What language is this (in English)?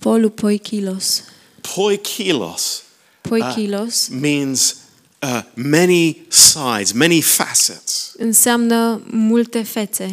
Romanian